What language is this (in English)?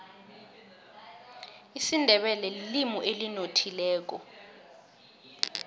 South Ndebele